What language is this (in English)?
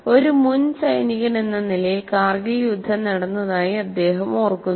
Malayalam